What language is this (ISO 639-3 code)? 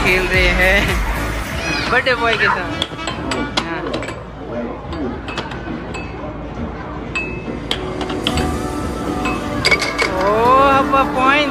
hin